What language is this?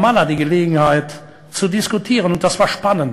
Hebrew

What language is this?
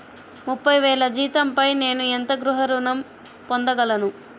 Telugu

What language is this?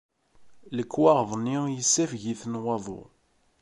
Kabyle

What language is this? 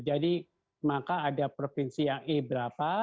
Indonesian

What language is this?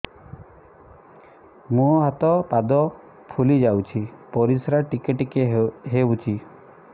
Odia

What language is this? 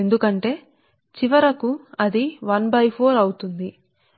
Telugu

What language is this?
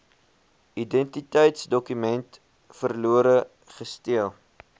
Afrikaans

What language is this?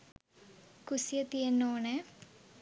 Sinhala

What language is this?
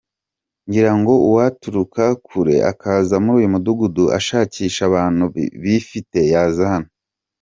Kinyarwanda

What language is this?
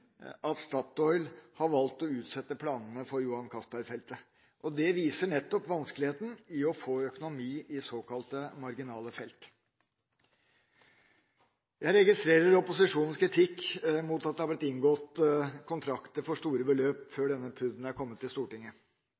Norwegian Bokmål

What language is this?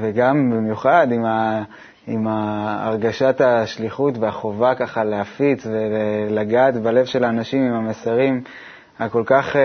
Hebrew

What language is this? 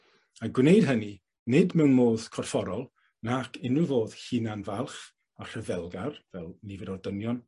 Welsh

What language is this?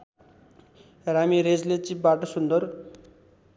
Nepali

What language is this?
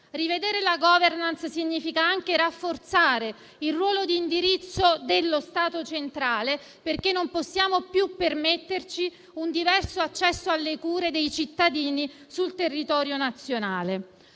Italian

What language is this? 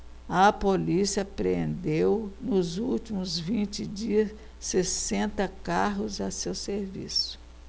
Portuguese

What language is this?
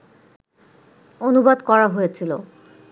Bangla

